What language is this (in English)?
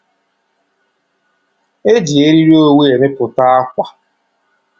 Igbo